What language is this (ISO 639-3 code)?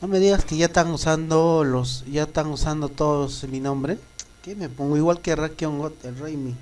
spa